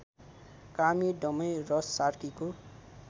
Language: Nepali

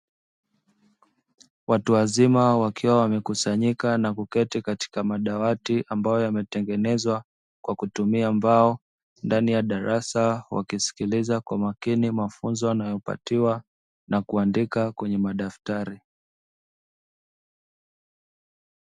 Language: Swahili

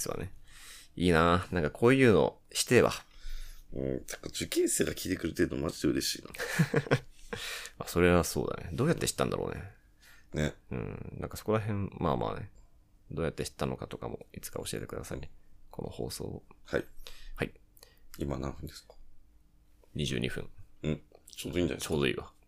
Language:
Japanese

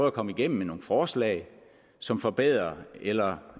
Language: Danish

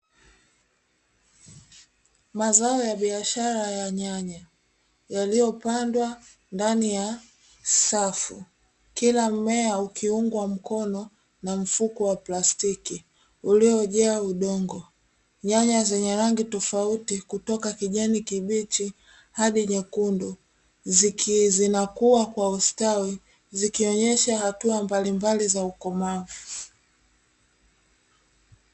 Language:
Swahili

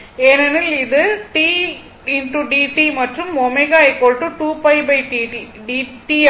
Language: Tamil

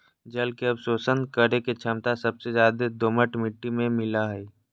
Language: Magahi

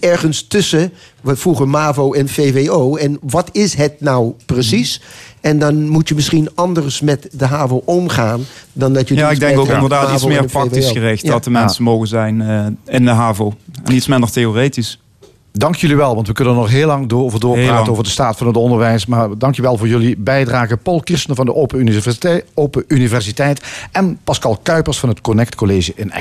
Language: Dutch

